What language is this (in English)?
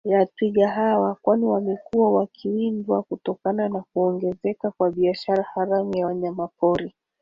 Swahili